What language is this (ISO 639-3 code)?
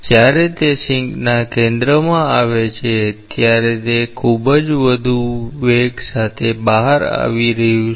guj